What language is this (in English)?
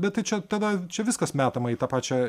Lithuanian